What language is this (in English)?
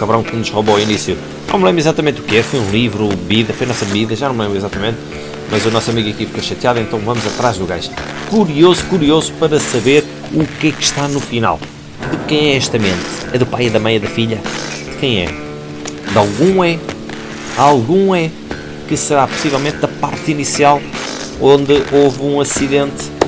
Portuguese